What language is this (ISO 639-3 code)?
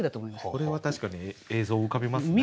jpn